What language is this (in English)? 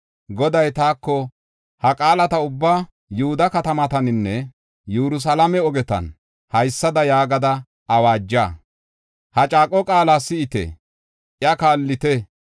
Gofa